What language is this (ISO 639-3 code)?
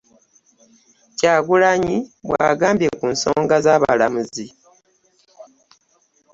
lug